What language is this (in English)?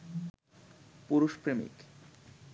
Bangla